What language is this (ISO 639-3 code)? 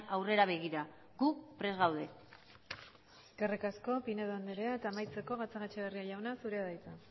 eus